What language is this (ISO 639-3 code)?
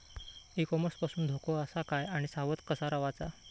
mar